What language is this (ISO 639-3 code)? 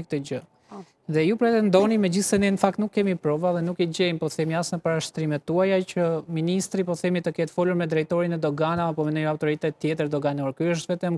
ron